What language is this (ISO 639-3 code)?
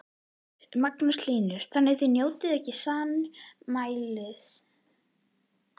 isl